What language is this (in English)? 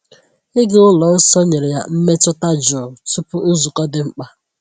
Igbo